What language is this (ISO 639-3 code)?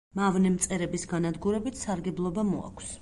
kat